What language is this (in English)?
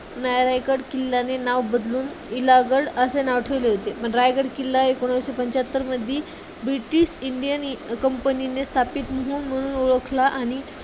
Marathi